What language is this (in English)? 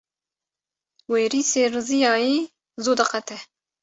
Kurdish